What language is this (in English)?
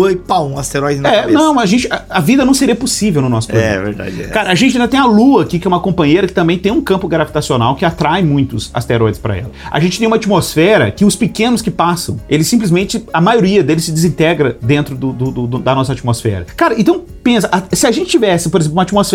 Portuguese